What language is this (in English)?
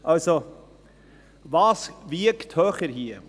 Swiss German